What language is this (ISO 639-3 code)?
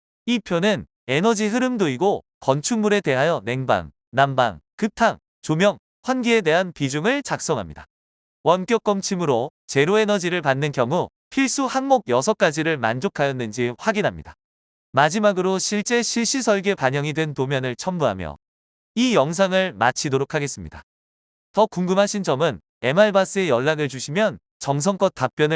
kor